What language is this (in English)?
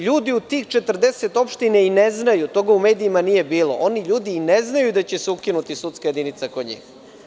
Serbian